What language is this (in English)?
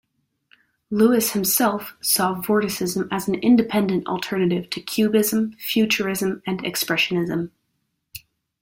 English